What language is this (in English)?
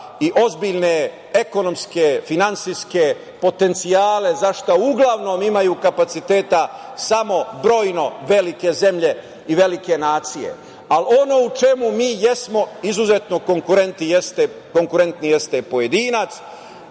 Serbian